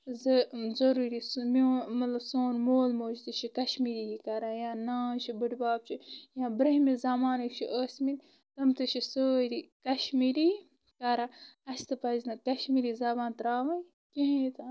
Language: Kashmiri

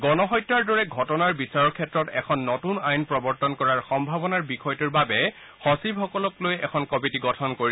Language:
Assamese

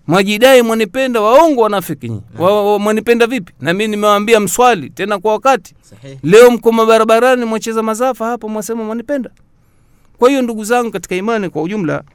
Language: Swahili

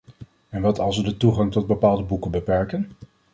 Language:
Dutch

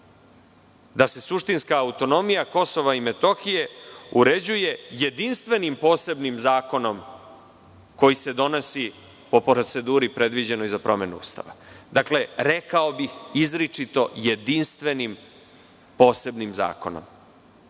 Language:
Serbian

